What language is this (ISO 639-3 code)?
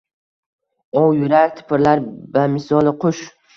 uzb